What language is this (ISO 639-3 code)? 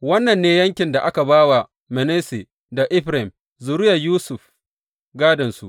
hau